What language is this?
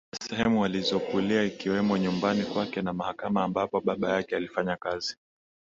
Swahili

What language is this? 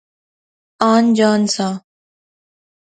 Pahari-Potwari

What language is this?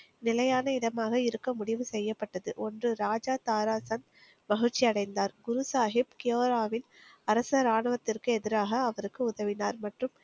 Tamil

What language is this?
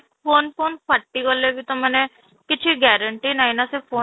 Odia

